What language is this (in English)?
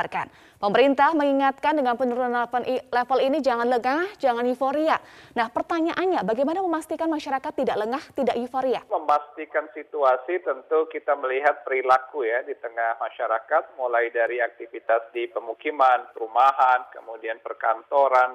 Indonesian